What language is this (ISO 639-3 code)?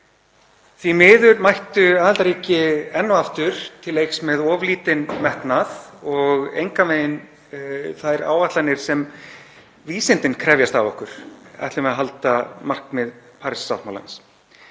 isl